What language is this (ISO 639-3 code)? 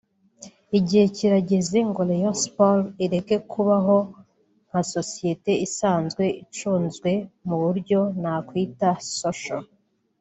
kin